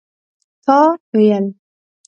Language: Pashto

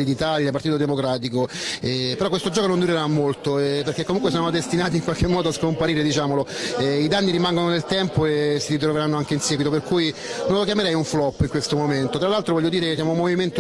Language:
Italian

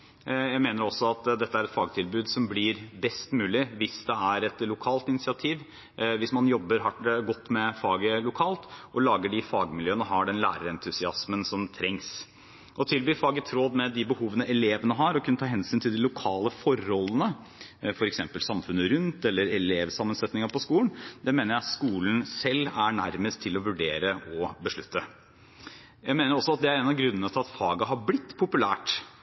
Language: Norwegian Bokmål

